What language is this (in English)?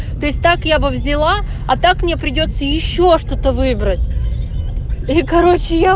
Russian